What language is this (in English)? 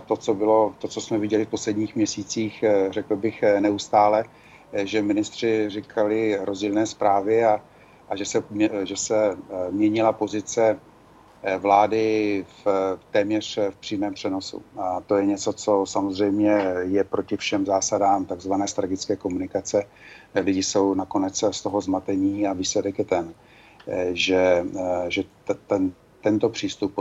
Czech